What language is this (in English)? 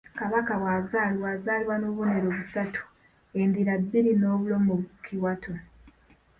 Ganda